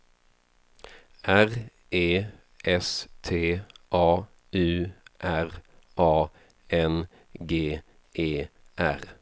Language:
Swedish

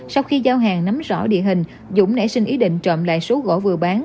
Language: Vietnamese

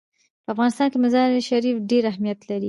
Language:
Pashto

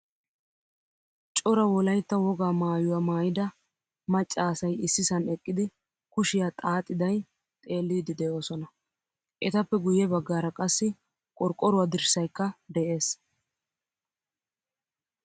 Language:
Wolaytta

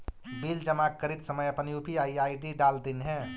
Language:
Magahi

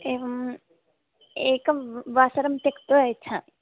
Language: Sanskrit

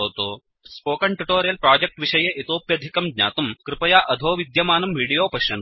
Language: Sanskrit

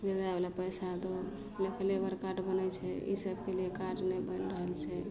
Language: Maithili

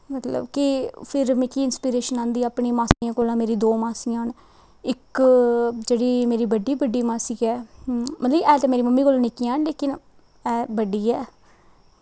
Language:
Dogri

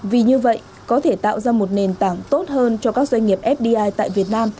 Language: Vietnamese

